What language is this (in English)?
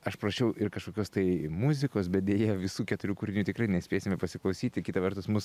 Lithuanian